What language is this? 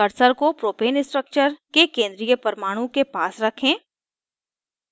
Hindi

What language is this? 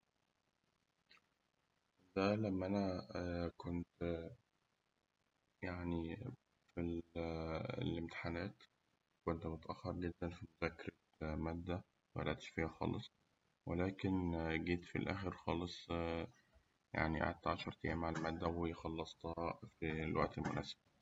Egyptian Arabic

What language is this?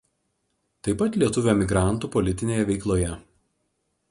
Lithuanian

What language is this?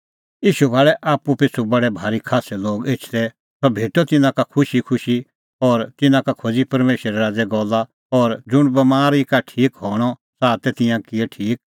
Kullu Pahari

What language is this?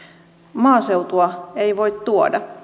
Finnish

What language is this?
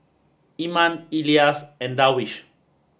English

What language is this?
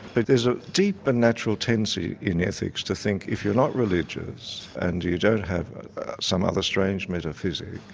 English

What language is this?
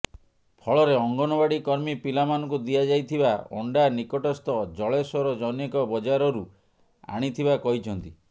Odia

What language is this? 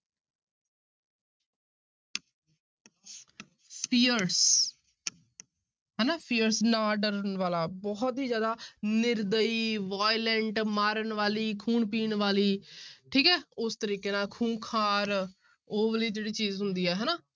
Punjabi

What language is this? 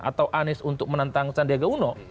Indonesian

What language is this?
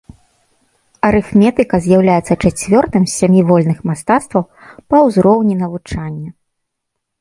Belarusian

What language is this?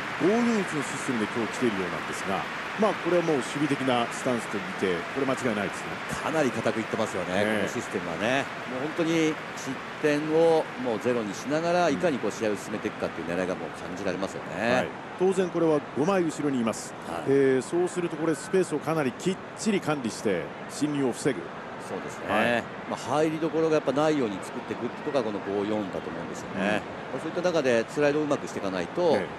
Japanese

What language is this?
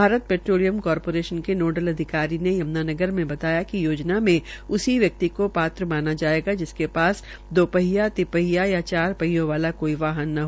Hindi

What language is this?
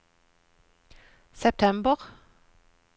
Norwegian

